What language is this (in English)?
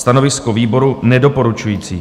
Czech